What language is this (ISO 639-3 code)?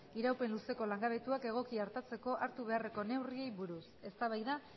eus